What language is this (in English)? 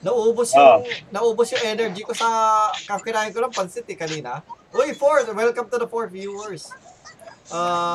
Filipino